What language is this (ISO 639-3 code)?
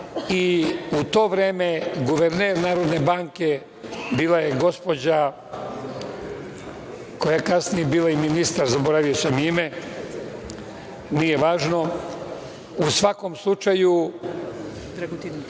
srp